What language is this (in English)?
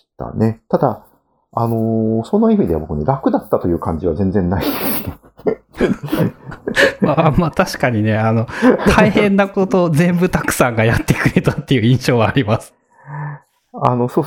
Japanese